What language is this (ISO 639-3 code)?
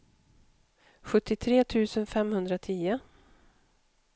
swe